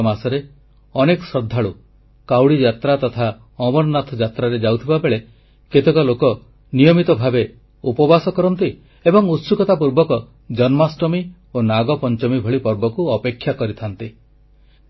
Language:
Odia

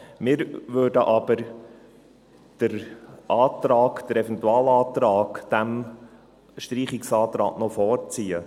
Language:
Swiss German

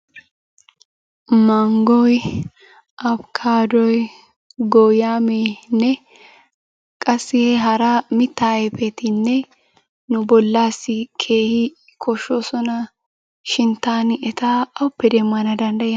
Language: Wolaytta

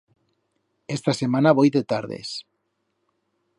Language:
Aragonese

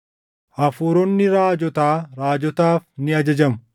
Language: Oromo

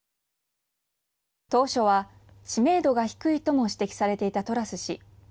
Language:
Japanese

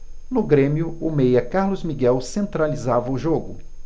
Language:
Portuguese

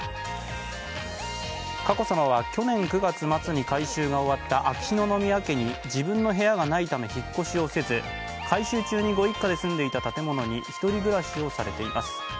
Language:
Japanese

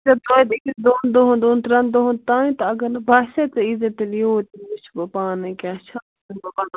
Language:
Kashmiri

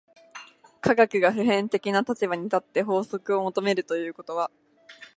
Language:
Japanese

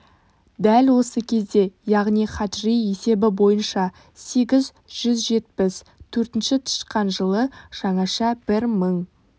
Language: Kazakh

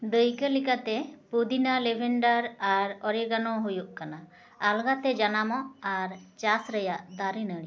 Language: Santali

